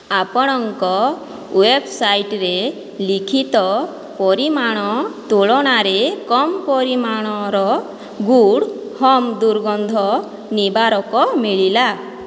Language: Odia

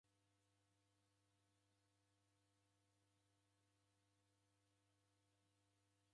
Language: Taita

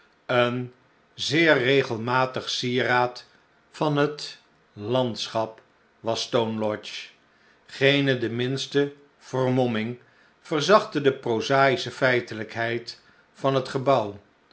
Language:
Dutch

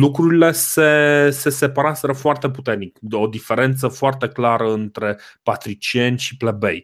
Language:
Romanian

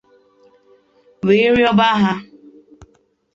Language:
Igbo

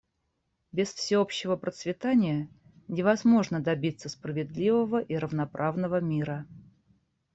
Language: Russian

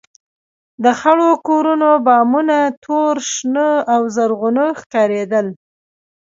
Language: Pashto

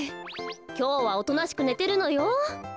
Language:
Japanese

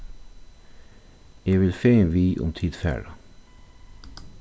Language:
Faroese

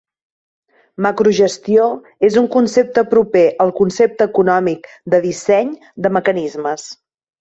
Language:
Catalan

